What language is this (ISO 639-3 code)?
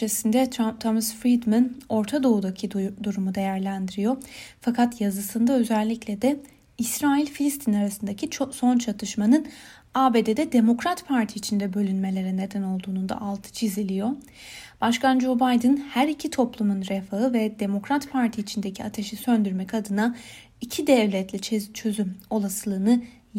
tur